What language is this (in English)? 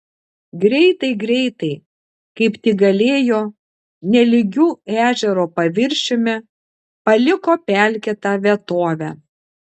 Lithuanian